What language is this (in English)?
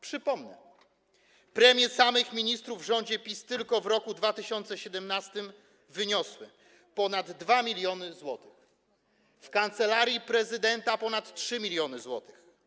Polish